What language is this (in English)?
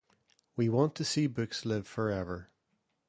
English